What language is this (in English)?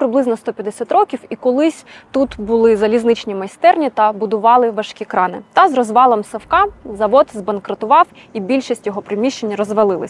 Ukrainian